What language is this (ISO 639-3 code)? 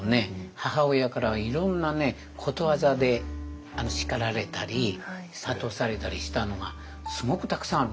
jpn